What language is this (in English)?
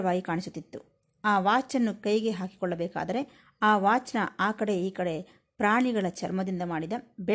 Kannada